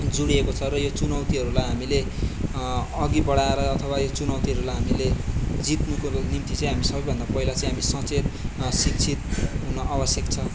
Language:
Nepali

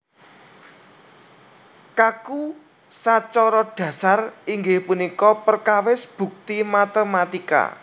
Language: Javanese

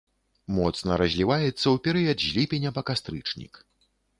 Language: Belarusian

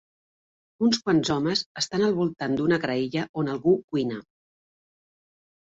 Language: Catalan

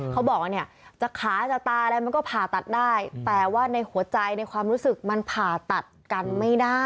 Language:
Thai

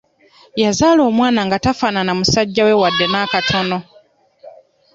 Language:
Ganda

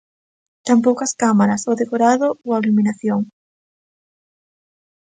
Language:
Galician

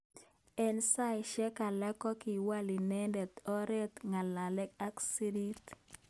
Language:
Kalenjin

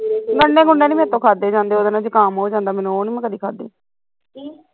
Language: Punjabi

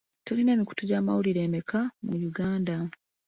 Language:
Ganda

